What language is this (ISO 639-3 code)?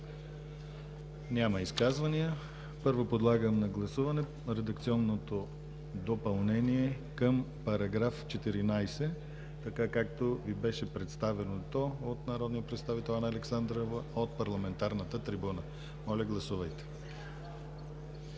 bul